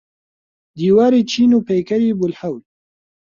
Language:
Central Kurdish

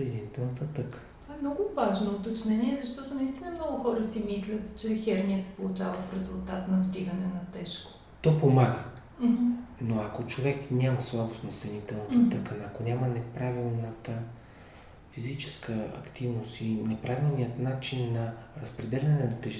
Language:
Bulgarian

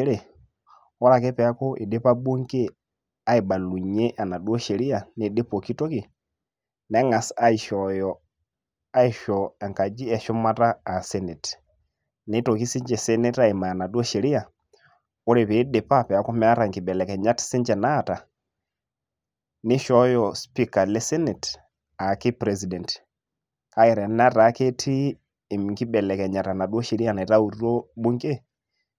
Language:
Masai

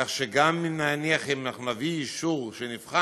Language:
Hebrew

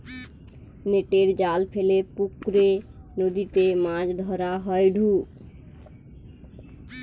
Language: Bangla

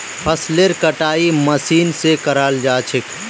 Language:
Magahi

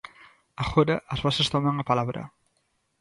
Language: Galician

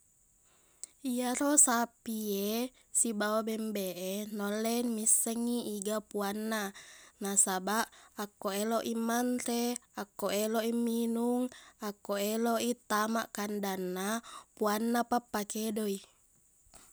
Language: Buginese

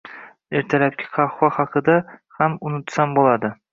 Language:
Uzbek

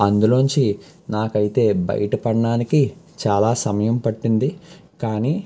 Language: Telugu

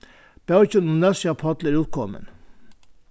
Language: Faroese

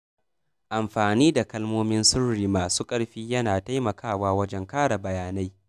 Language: Hausa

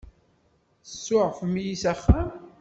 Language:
Kabyle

